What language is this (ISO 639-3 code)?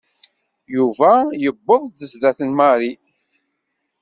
kab